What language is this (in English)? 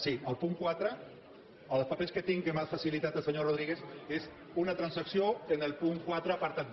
Catalan